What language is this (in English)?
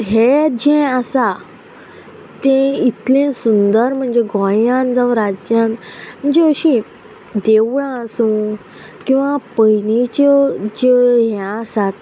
Konkani